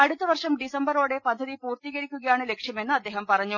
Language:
Malayalam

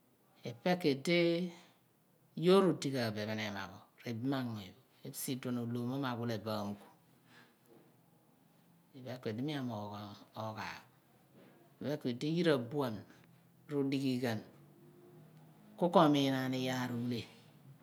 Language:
Abua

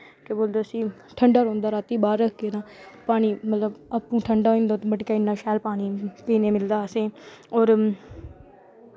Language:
Dogri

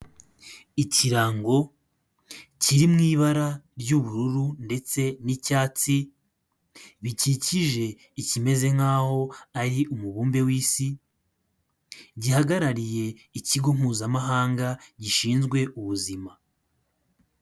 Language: Kinyarwanda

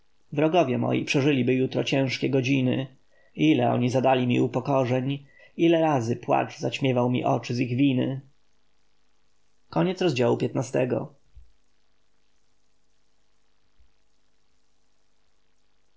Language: Polish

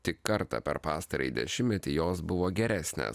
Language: Lithuanian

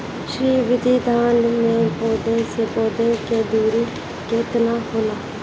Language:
Bhojpuri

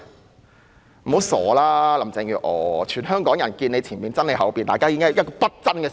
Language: Cantonese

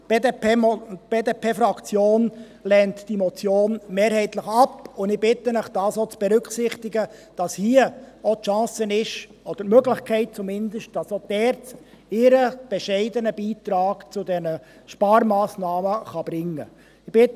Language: Swiss German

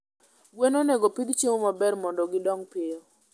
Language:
Luo (Kenya and Tanzania)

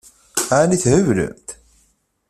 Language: Kabyle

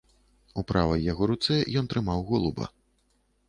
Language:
Belarusian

